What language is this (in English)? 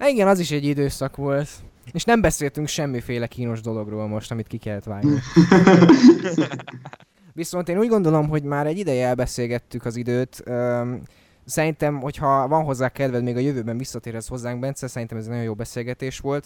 Hungarian